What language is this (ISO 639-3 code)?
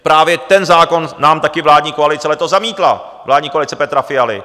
ces